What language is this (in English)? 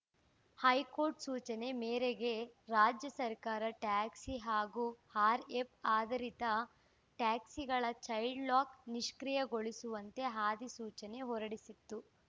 Kannada